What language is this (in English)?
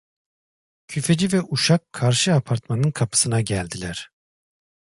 Turkish